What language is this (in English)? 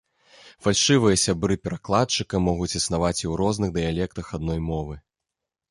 Belarusian